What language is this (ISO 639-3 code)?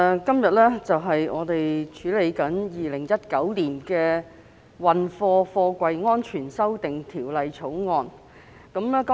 yue